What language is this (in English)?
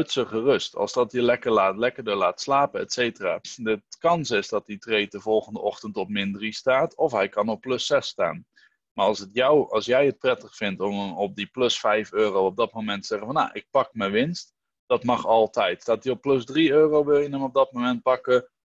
Dutch